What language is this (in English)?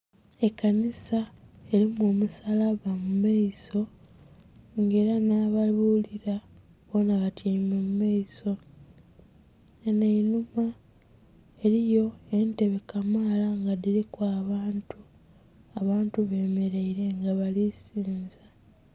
Soga